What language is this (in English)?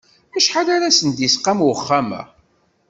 Kabyle